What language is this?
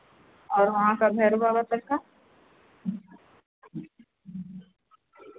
Hindi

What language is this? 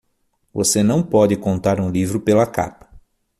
Portuguese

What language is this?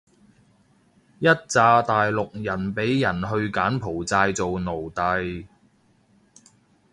Cantonese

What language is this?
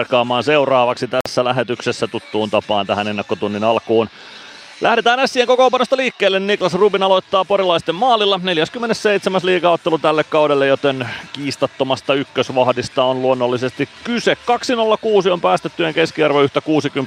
Finnish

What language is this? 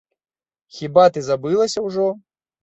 Belarusian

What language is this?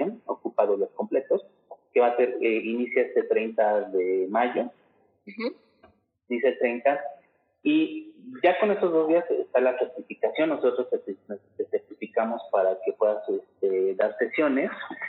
Spanish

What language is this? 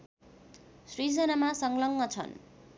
Nepali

